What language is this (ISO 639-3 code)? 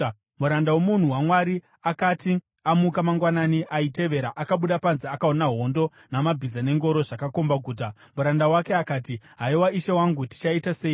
sna